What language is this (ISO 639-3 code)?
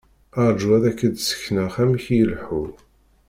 kab